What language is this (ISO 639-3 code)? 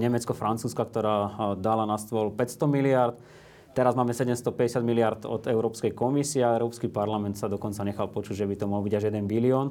slk